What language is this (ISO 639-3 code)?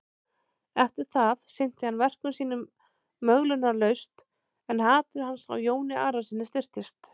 isl